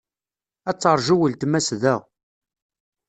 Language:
Kabyle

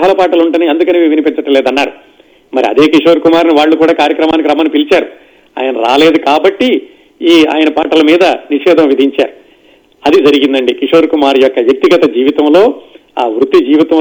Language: Telugu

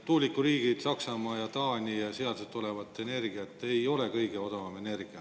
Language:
Estonian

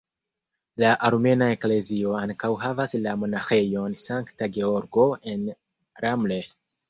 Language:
Esperanto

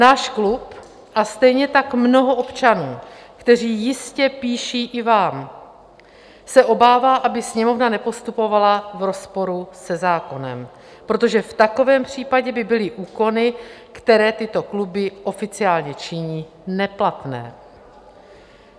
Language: Czech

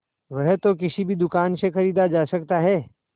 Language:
Hindi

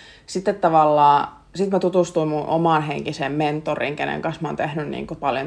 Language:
Finnish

